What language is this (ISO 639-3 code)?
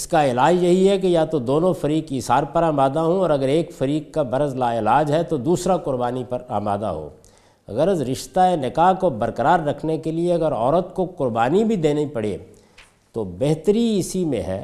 urd